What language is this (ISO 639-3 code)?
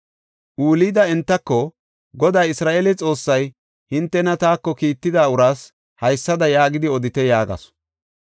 gof